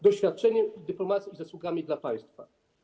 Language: Polish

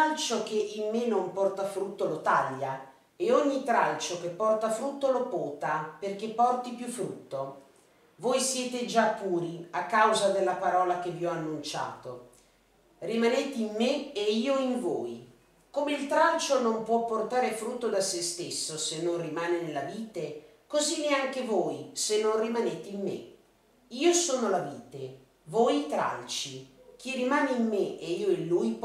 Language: Italian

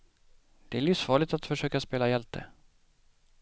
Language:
Swedish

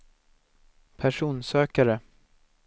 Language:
Swedish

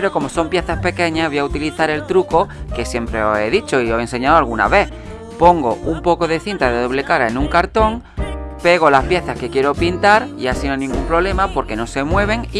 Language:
Spanish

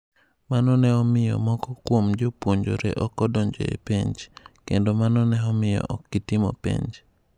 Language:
Luo (Kenya and Tanzania)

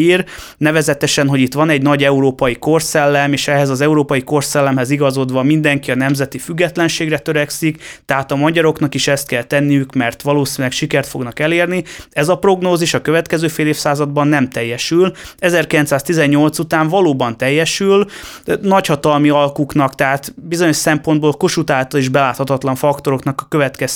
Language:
Hungarian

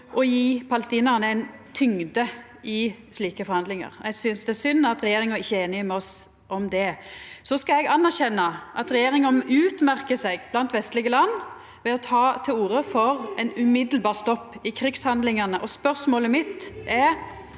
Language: Norwegian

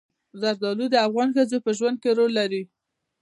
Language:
Pashto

